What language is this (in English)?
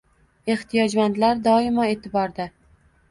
Uzbek